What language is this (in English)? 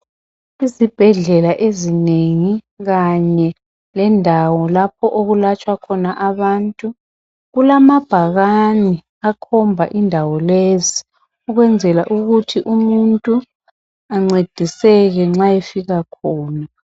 North Ndebele